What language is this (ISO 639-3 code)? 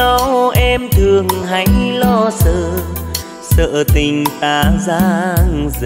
vie